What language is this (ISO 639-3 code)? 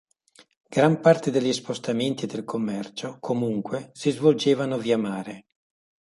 ita